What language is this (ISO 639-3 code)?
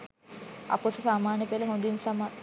sin